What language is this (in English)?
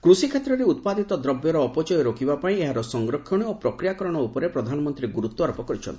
Odia